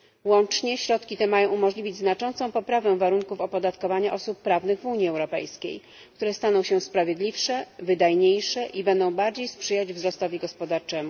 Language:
Polish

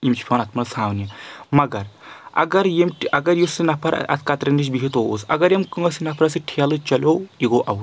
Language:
Kashmiri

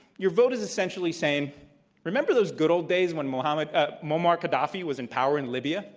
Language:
English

